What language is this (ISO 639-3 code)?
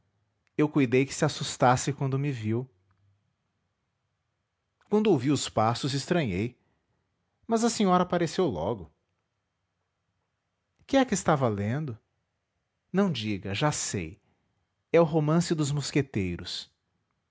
por